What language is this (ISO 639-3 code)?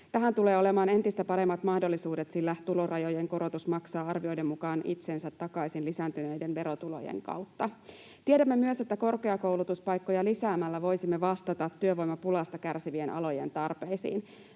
fin